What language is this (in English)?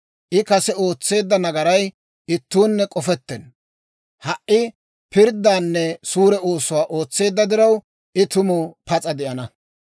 Dawro